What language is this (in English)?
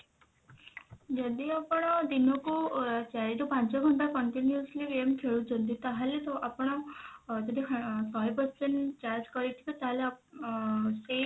Odia